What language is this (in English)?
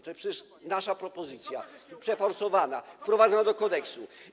Polish